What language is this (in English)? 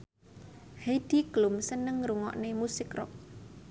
Javanese